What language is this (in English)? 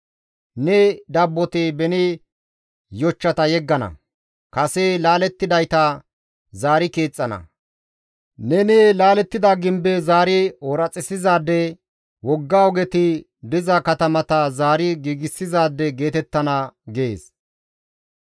Gamo